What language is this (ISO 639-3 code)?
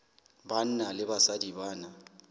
sot